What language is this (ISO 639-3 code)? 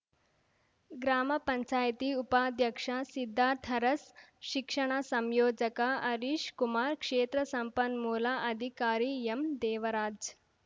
kan